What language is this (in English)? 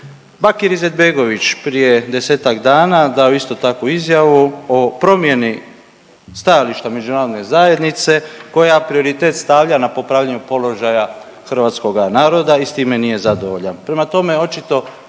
Croatian